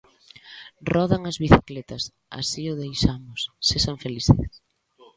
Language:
Galician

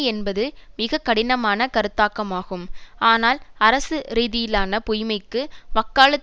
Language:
Tamil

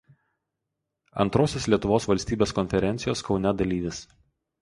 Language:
Lithuanian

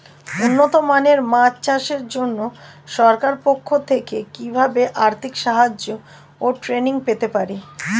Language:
Bangla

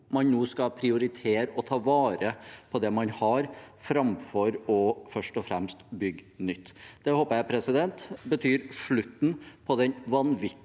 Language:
Norwegian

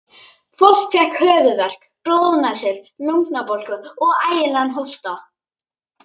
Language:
Icelandic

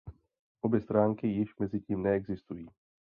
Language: Czech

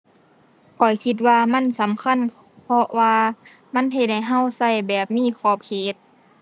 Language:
Thai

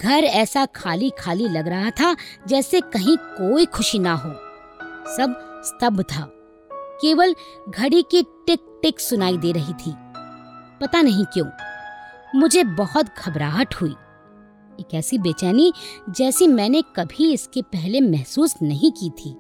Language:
Hindi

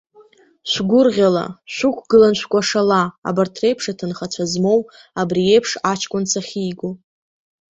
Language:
Abkhazian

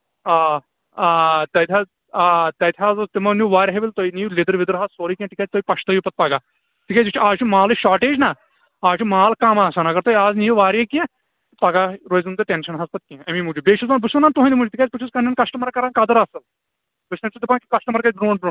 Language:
Kashmiri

